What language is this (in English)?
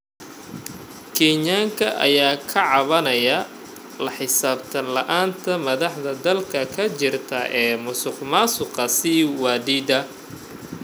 Somali